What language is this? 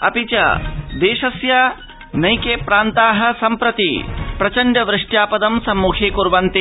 Sanskrit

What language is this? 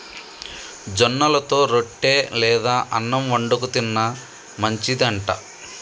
Telugu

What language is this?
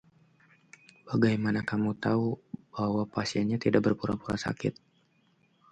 Indonesian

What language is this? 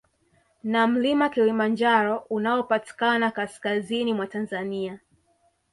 Swahili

